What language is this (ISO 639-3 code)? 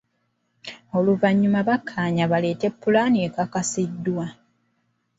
lug